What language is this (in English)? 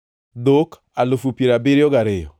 Luo (Kenya and Tanzania)